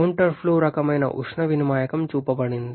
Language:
Telugu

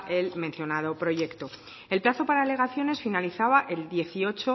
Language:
Spanish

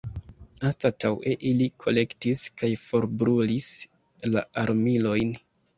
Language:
Esperanto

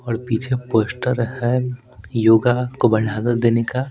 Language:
Hindi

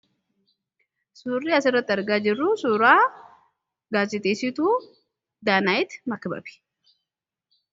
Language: Oromo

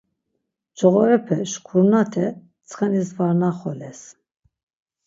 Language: Laz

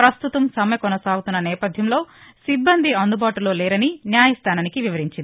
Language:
Telugu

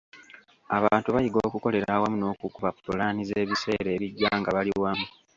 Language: Ganda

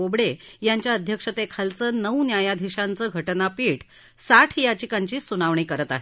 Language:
Marathi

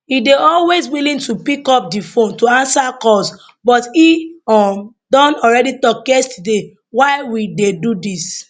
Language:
Nigerian Pidgin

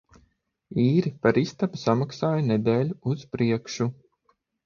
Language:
Latvian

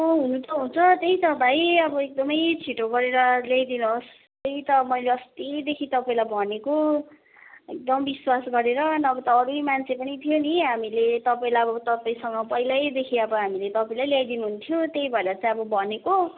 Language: Nepali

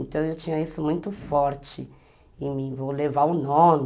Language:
Portuguese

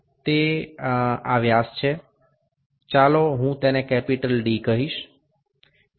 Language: Bangla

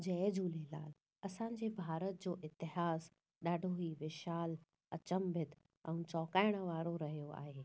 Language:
Sindhi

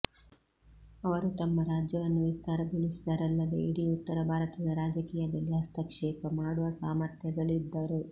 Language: Kannada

